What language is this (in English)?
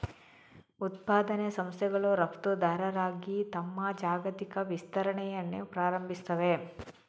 Kannada